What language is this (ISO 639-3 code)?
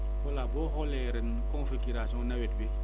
wol